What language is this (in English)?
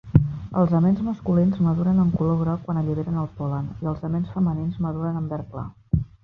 Catalan